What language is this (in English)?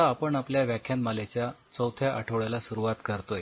Marathi